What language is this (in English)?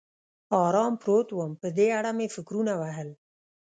Pashto